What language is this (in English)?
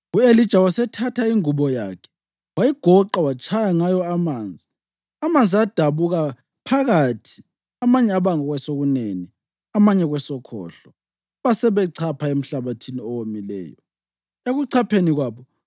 North Ndebele